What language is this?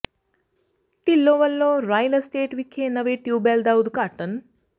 Punjabi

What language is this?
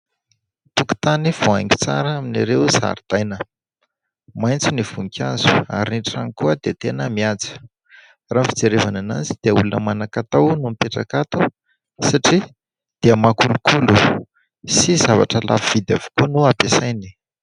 Malagasy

